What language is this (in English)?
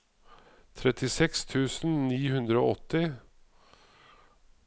Norwegian